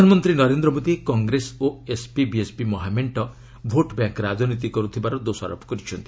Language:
Odia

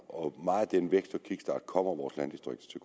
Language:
Danish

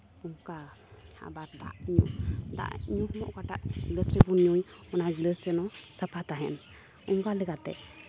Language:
Santali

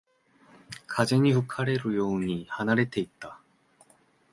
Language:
Japanese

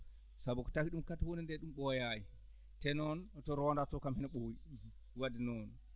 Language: Fula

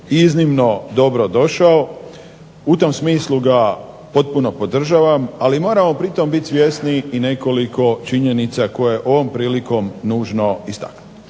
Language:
Croatian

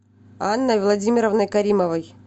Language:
Russian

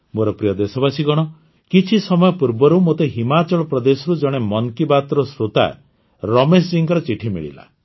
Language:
Odia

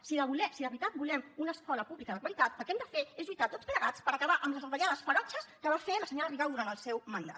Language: Catalan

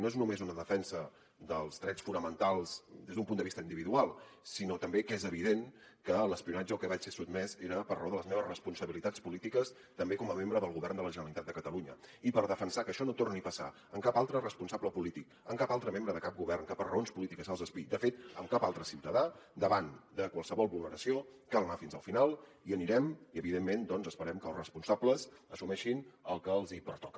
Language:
Catalan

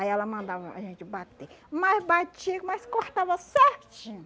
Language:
Portuguese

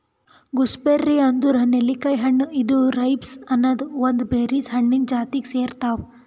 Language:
Kannada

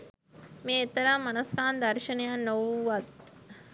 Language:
Sinhala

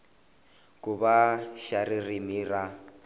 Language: Tsonga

